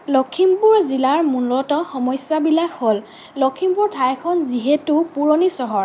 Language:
Assamese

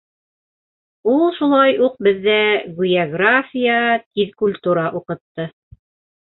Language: Bashkir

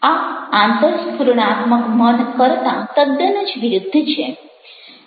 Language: Gujarati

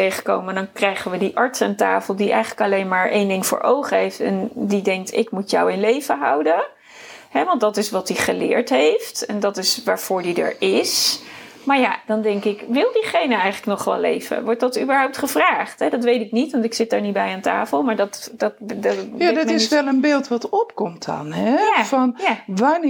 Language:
Dutch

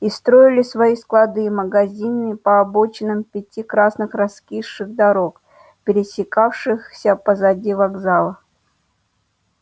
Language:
Russian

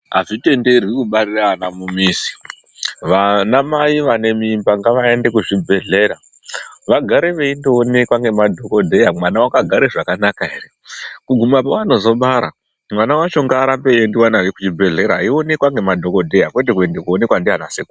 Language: Ndau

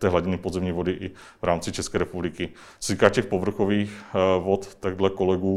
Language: Czech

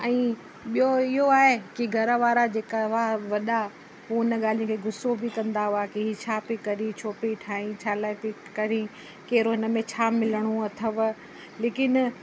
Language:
Sindhi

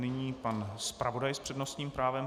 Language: Czech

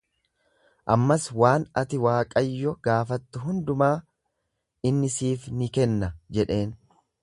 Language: Oromo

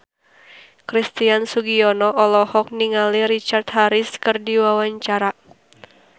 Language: Sundanese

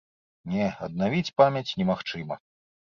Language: Belarusian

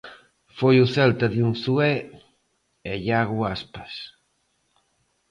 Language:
Galician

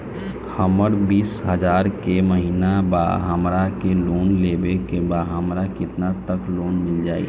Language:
Bhojpuri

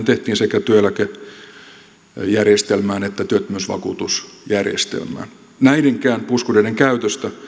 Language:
Finnish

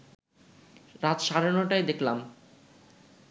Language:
Bangla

